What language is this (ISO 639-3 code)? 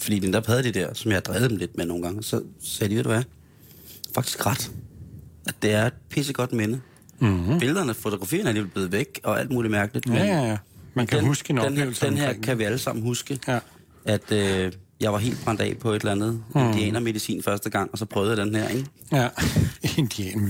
dan